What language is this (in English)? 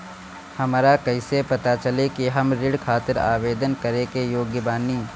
Bhojpuri